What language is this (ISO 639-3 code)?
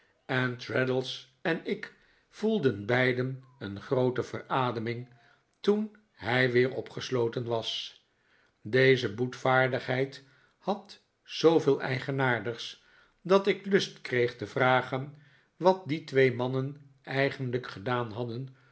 nld